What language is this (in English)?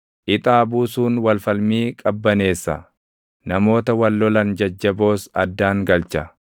Oromo